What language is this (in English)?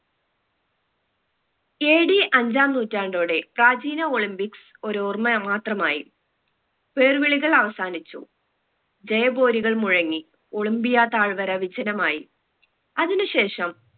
Malayalam